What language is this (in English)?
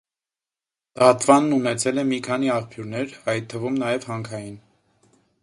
Armenian